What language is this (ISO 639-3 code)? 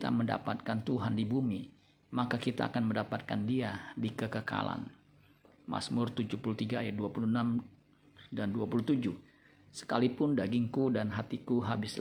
ind